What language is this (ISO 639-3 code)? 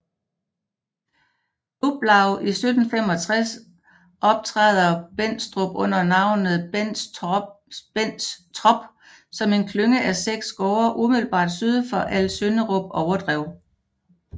dan